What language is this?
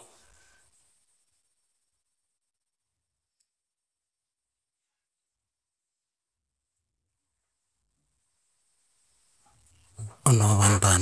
Tinputz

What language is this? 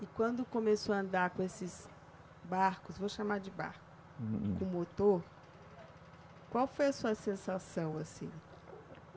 Portuguese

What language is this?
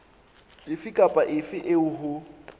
Southern Sotho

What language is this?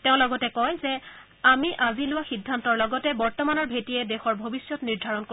Assamese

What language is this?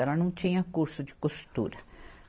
Portuguese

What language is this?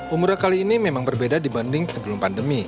Indonesian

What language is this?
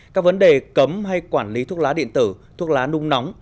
Vietnamese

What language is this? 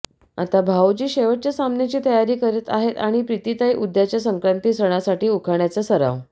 Marathi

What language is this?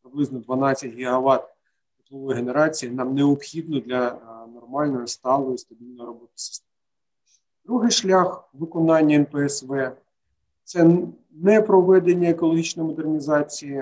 Ukrainian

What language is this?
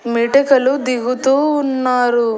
Telugu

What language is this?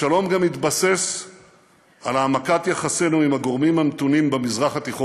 Hebrew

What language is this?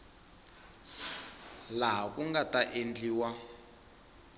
Tsonga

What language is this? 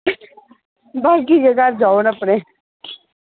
Dogri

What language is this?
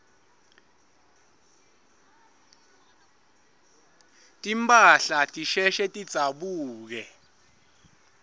Swati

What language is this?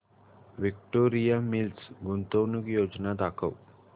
Marathi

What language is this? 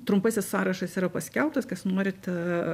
Lithuanian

